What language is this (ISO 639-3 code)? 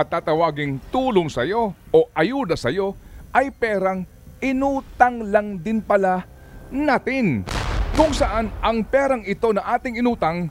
fil